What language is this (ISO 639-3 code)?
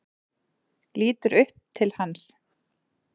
isl